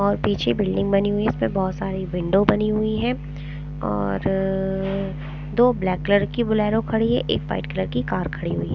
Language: Hindi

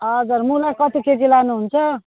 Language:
Nepali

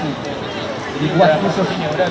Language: Indonesian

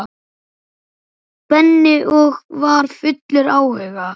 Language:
Icelandic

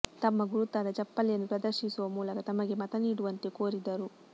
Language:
Kannada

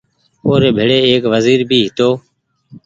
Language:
Goaria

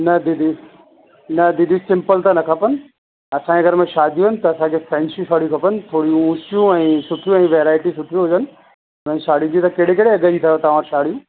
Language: Sindhi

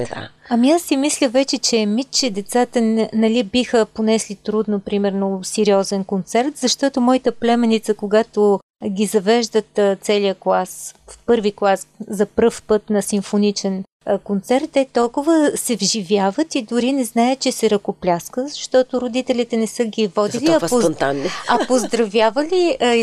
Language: Bulgarian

